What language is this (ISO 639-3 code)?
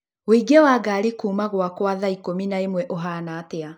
kik